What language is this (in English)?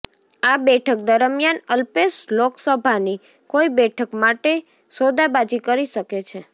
Gujarati